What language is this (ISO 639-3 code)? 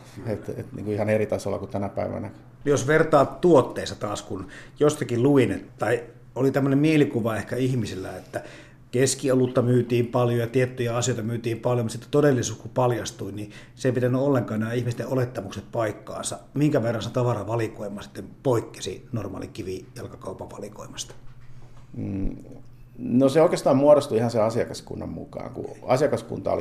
fin